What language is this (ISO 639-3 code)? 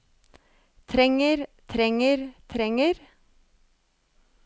nor